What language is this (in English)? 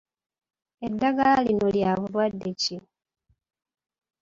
Ganda